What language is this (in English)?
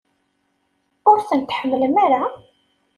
Kabyle